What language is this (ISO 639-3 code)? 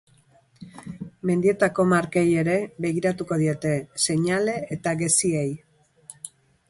eus